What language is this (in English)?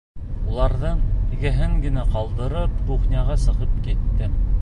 Bashkir